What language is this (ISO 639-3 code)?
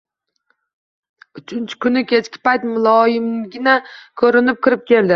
uzb